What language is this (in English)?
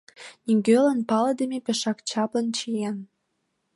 Mari